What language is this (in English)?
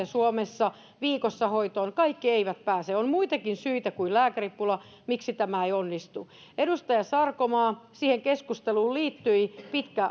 Finnish